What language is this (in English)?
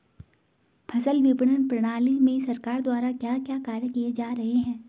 Hindi